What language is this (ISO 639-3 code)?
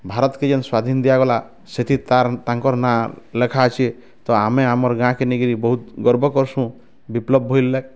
ori